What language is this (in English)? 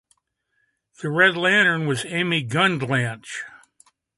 English